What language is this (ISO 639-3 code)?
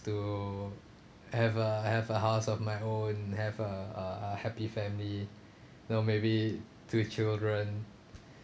eng